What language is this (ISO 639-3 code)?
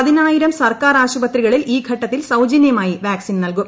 mal